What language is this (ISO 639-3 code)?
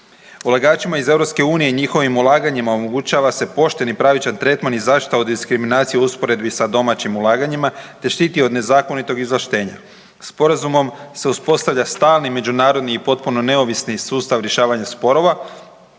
hrv